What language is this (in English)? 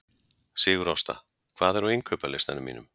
Icelandic